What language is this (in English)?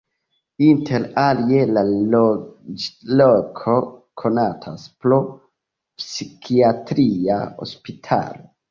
Esperanto